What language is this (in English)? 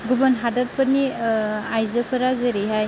Bodo